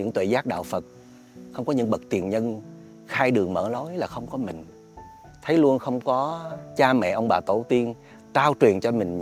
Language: Vietnamese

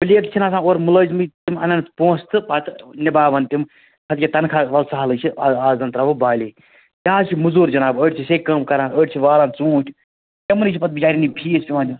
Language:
Kashmiri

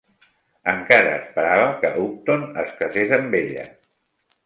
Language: Catalan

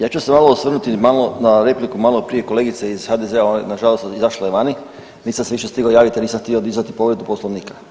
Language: Croatian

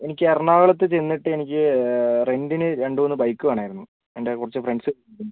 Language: Malayalam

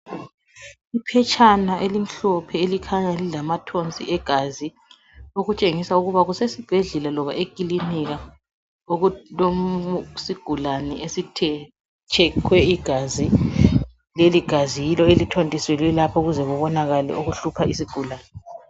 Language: North Ndebele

